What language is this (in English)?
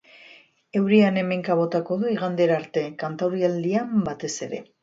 Basque